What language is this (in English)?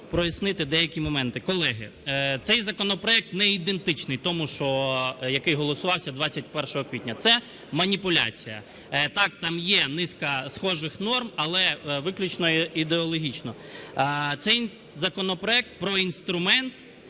Ukrainian